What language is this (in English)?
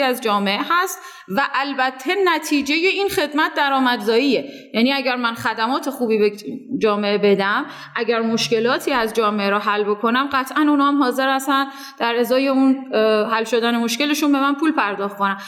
Persian